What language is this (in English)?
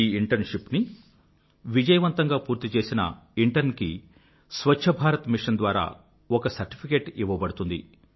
Telugu